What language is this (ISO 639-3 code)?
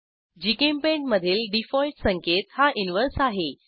mar